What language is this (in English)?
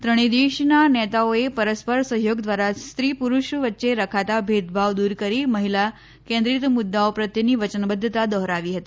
Gujarati